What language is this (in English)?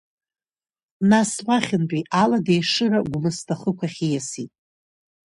Abkhazian